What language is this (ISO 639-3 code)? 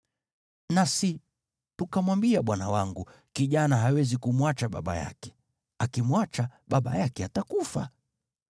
swa